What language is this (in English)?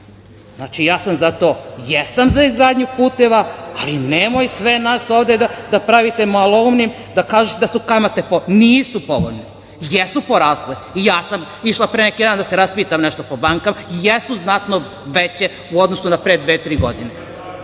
Serbian